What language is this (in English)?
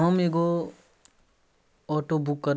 Maithili